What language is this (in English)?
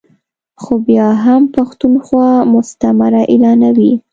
Pashto